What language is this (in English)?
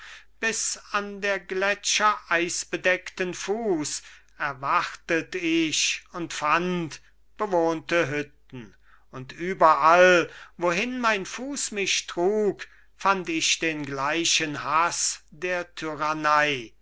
German